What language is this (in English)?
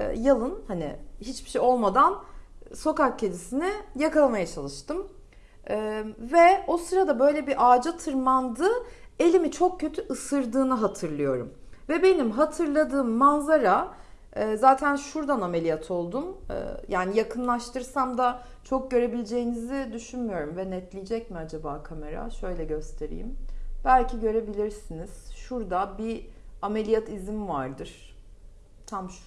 Turkish